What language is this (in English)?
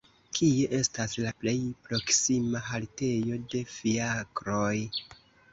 Esperanto